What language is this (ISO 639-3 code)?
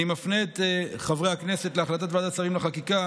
heb